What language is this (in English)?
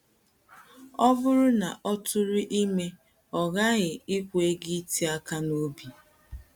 Igbo